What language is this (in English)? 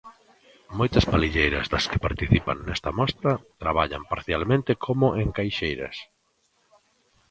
Galician